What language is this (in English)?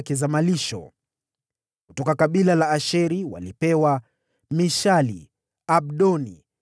Swahili